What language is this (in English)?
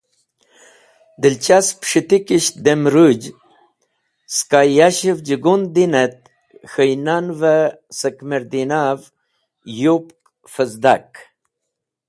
Wakhi